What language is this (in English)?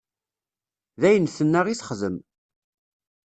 Kabyle